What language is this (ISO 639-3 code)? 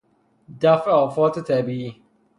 fas